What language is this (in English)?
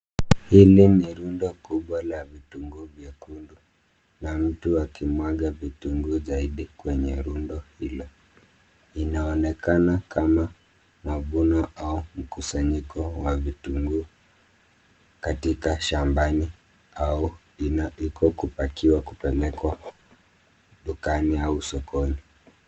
Swahili